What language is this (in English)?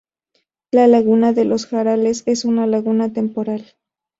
Spanish